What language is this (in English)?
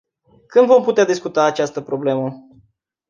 Romanian